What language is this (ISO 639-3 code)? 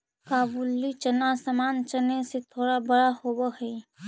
mag